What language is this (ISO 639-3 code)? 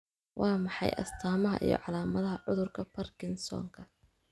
som